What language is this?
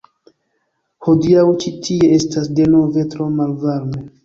Esperanto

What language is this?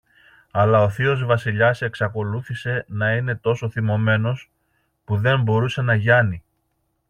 Greek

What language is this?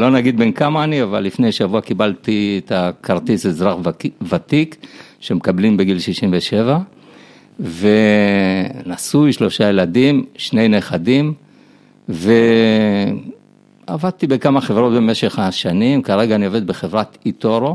Hebrew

